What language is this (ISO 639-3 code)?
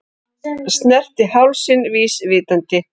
isl